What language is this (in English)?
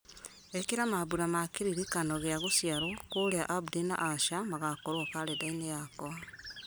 Kikuyu